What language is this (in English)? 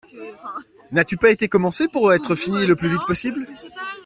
French